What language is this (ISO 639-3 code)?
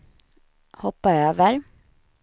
swe